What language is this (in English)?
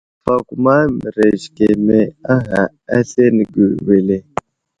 Wuzlam